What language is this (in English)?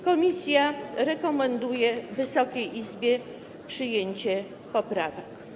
Polish